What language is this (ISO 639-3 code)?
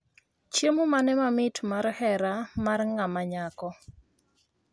luo